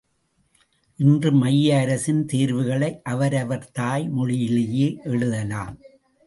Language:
Tamil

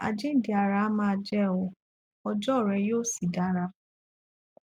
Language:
Yoruba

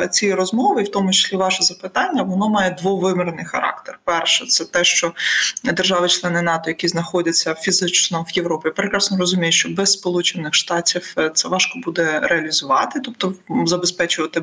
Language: Ukrainian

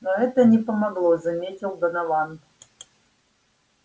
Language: Russian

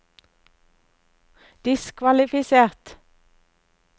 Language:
Norwegian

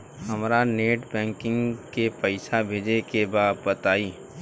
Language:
Bhojpuri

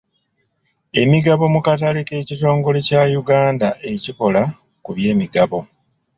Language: Ganda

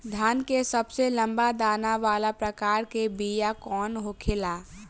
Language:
Bhojpuri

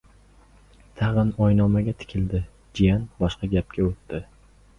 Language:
Uzbek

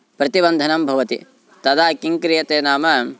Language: Sanskrit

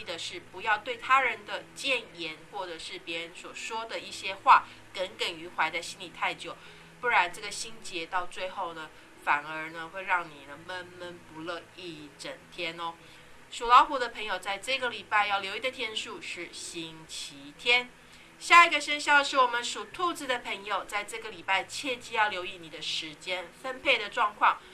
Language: Chinese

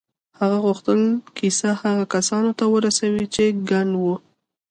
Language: Pashto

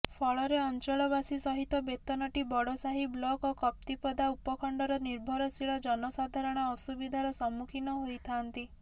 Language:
Odia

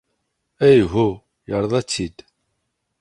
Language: Kabyle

